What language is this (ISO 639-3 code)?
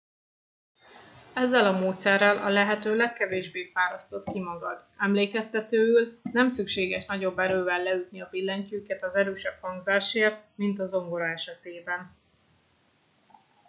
hun